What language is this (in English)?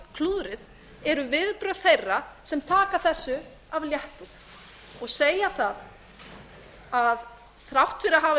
Icelandic